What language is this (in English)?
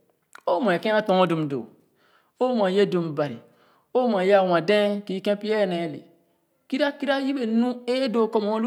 Khana